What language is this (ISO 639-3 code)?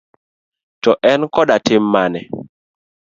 luo